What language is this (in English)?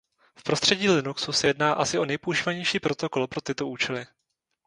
Czech